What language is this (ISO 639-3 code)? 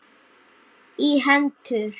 isl